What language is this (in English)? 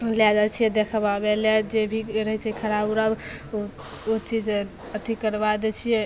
Maithili